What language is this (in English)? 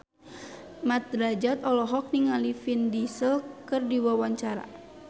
Sundanese